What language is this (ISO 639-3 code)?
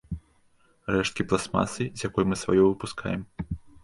bel